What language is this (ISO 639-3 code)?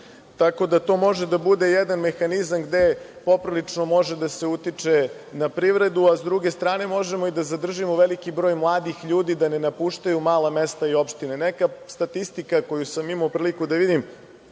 srp